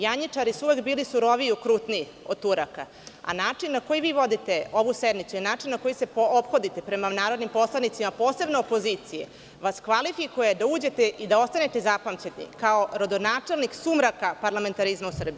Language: Serbian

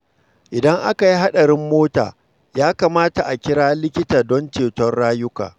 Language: Hausa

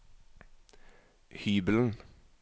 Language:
Norwegian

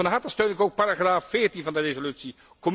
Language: Dutch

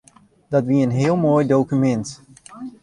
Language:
Western Frisian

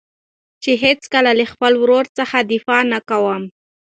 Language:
Pashto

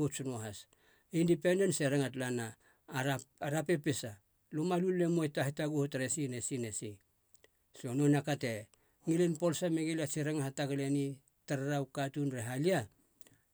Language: Halia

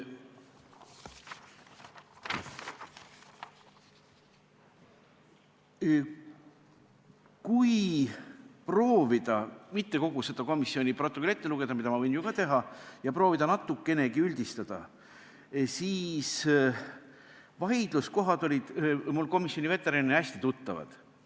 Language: Estonian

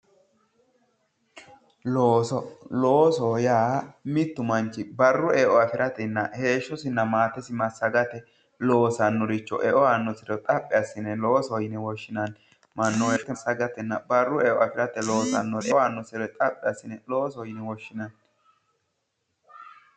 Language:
Sidamo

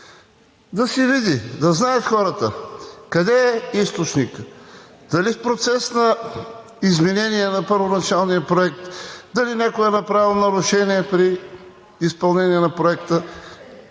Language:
Bulgarian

